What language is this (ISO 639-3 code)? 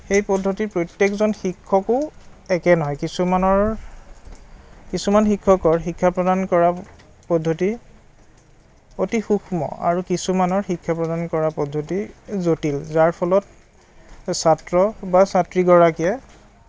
asm